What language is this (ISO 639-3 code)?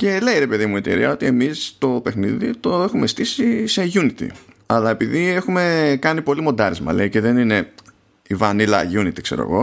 ell